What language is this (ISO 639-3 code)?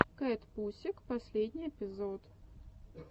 rus